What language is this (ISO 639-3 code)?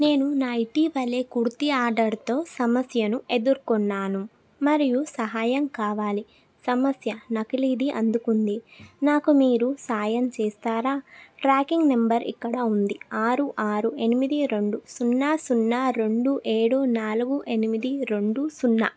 tel